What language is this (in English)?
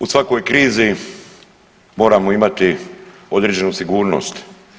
Croatian